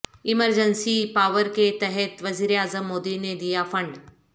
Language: Urdu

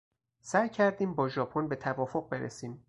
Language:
Persian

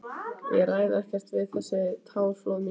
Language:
Icelandic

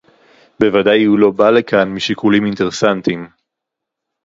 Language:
Hebrew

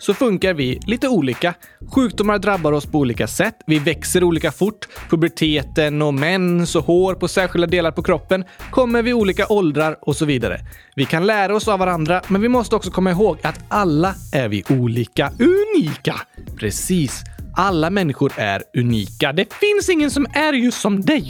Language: Swedish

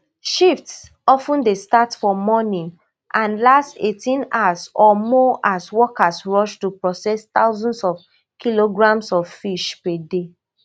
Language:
Nigerian Pidgin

